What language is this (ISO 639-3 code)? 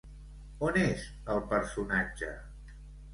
cat